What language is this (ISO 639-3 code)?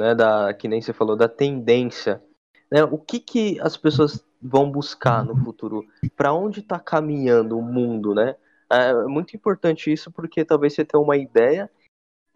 por